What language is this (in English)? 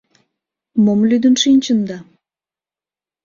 Mari